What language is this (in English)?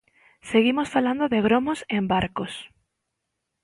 Galician